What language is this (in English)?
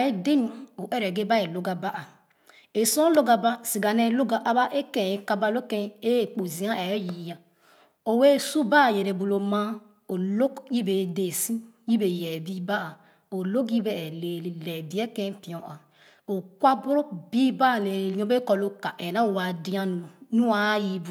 Khana